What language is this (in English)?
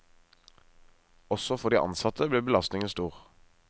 Norwegian